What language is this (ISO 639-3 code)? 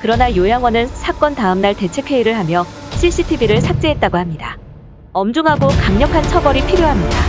kor